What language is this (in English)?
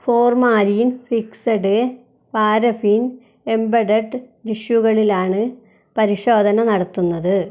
Malayalam